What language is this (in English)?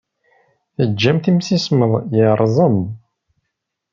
Kabyle